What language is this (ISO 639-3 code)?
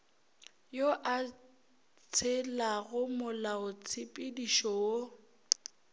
nso